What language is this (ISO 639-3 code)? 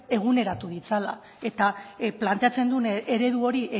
eus